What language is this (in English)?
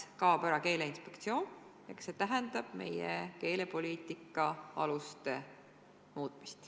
Estonian